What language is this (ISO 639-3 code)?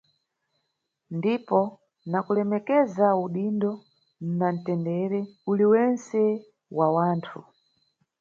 nyu